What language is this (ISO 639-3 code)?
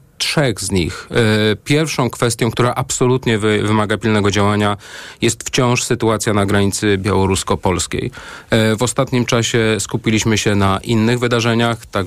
pol